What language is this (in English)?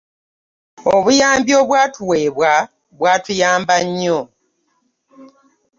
Ganda